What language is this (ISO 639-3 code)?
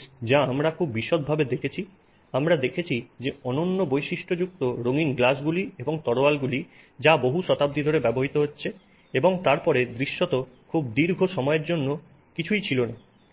ben